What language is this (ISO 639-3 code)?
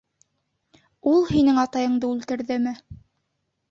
bak